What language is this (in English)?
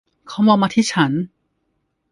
Thai